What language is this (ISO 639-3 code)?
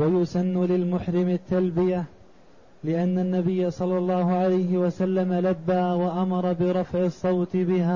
ara